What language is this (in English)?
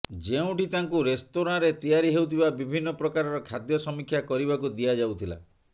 Odia